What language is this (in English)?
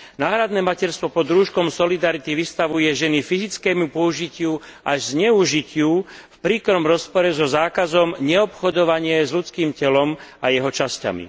Slovak